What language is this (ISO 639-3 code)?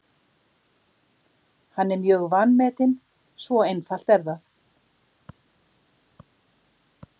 isl